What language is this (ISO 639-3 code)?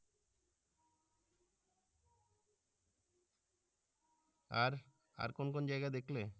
ben